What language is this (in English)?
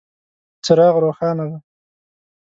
Pashto